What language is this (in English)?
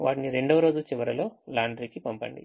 Telugu